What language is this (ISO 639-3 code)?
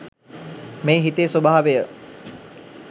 sin